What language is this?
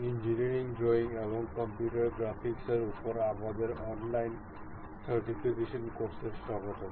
Bangla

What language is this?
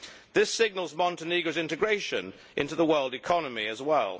English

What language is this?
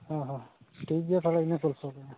Santali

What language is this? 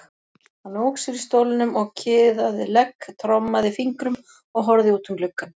Icelandic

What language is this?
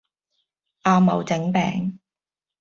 Cantonese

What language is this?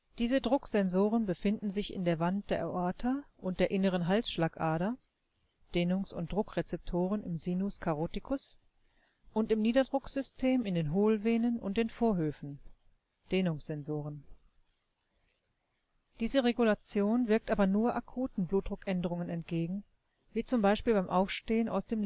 German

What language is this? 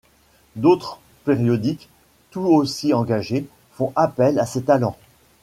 French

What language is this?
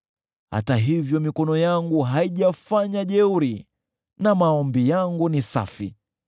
Swahili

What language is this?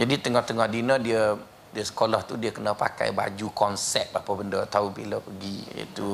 Malay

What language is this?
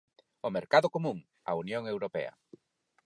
Galician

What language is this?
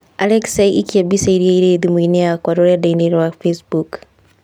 Kikuyu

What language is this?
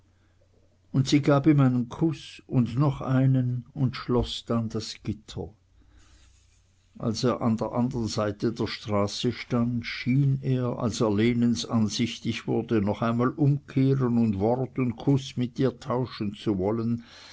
German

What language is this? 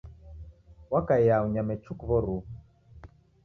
Taita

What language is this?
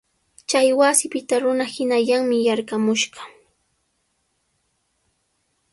Sihuas Ancash Quechua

